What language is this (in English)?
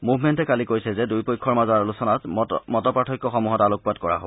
Assamese